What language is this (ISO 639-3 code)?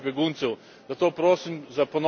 slv